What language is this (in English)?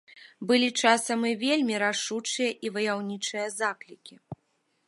Belarusian